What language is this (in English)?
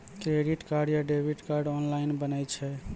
Maithili